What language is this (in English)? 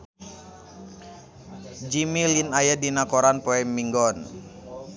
Sundanese